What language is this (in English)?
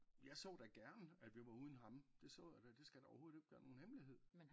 Danish